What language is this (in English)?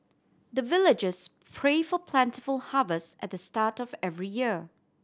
English